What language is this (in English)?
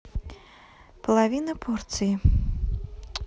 Russian